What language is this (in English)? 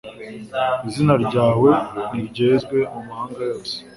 Kinyarwanda